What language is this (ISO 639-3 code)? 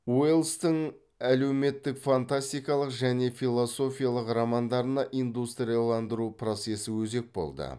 kaz